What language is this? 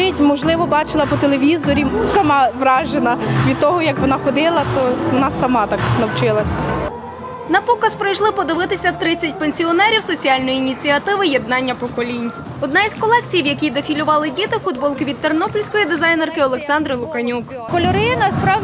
Ukrainian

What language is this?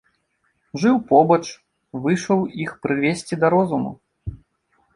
Belarusian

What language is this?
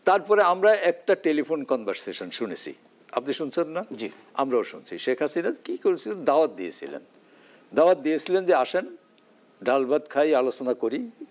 Bangla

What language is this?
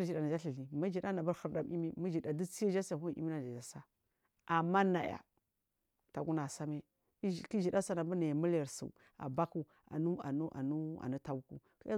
Marghi South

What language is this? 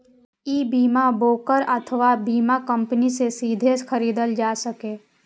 Maithili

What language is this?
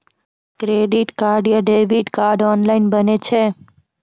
Maithili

